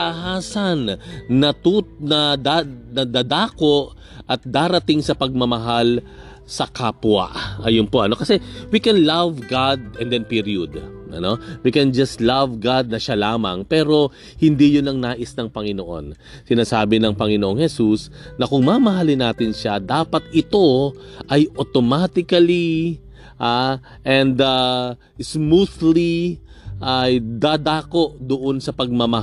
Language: Filipino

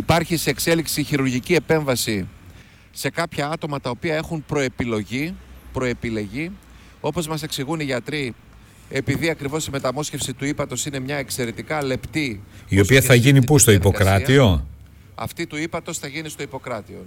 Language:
Greek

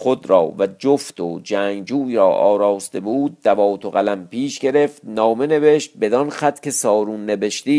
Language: Persian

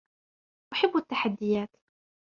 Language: Arabic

